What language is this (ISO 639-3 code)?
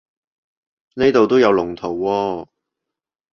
yue